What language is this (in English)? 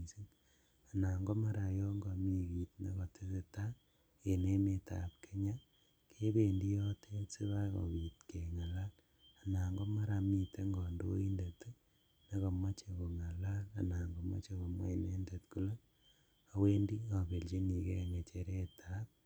Kalenjin